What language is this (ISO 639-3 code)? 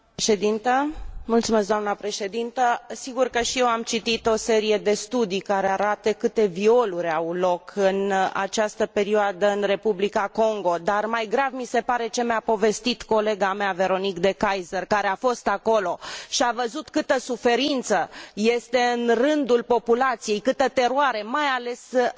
ron